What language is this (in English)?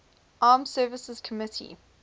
English